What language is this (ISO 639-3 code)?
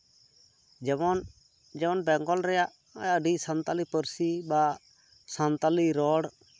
sat